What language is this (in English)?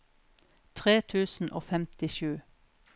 Norwegian